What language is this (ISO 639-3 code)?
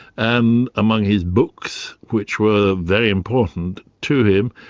eng